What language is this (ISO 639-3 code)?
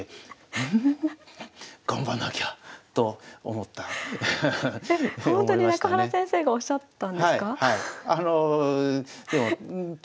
jpn